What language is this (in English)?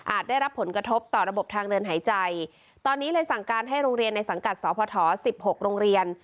Thai